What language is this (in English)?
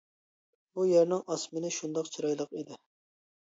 Uyghur